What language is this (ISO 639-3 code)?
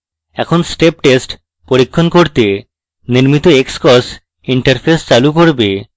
ben